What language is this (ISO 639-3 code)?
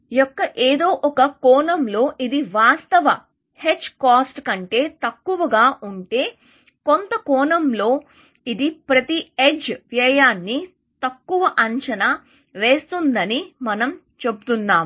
tel